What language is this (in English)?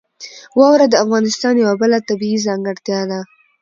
Pashto